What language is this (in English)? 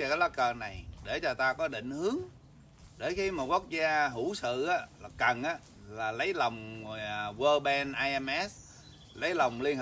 Vietnamese